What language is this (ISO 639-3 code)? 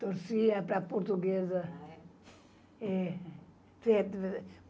por